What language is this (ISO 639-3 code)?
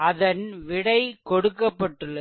tam